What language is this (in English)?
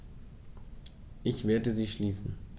German